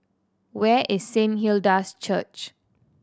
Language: English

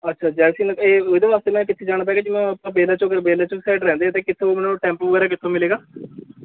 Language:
Punjabi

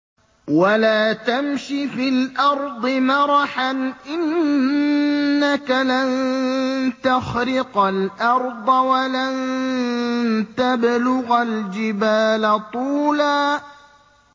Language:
Arabic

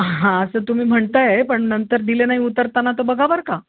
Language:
Marathi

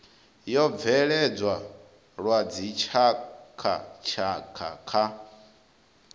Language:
Venda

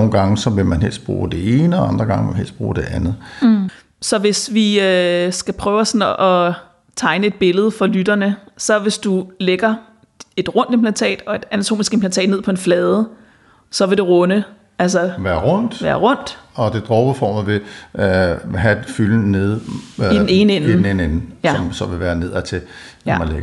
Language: Danish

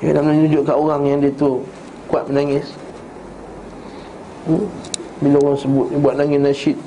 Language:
Malay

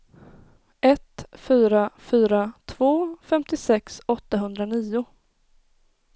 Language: Swedish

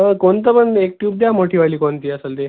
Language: Marathi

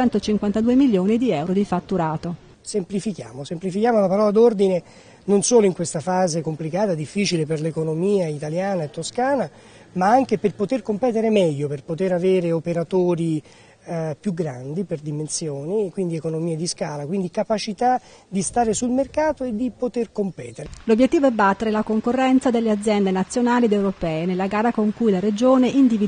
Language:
Italian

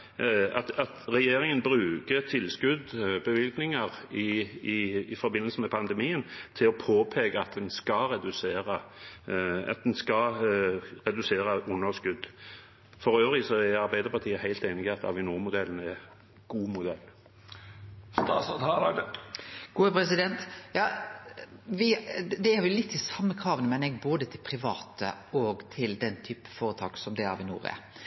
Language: Norwegian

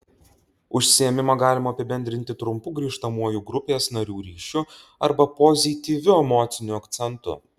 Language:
Lithuanian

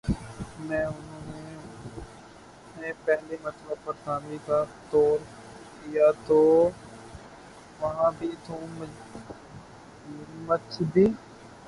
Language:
Urdu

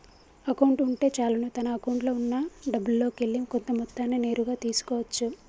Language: Telugu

